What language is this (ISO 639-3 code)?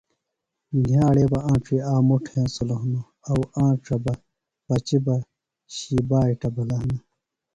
phl